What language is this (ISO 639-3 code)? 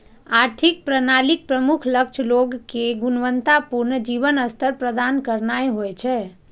mai